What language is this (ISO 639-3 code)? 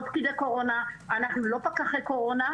heb